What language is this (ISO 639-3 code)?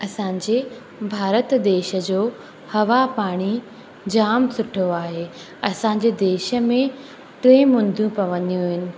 snd